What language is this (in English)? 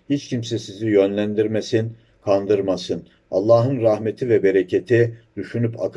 Turkish